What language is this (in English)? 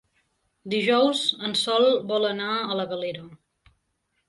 Catalan